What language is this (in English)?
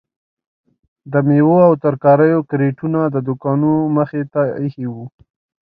Pashto